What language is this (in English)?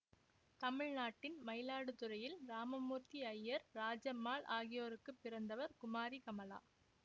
Tamil